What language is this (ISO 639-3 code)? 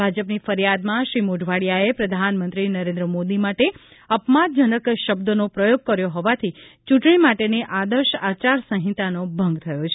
guj